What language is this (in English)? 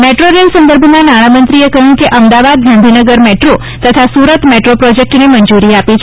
Gujarati